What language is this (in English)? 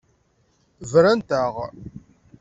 Kabyle